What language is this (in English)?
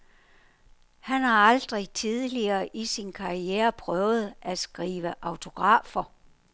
Danish